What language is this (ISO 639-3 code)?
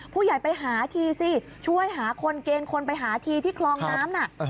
tha